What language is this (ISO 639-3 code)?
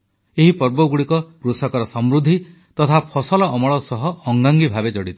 ori